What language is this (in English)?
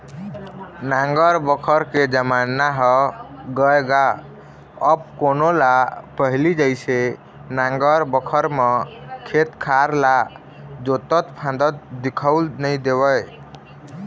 Chhattisgarhi